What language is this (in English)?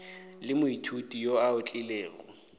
Northern Sotho